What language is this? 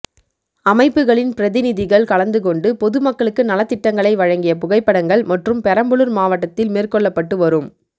Tamil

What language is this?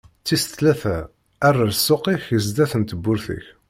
Kabyle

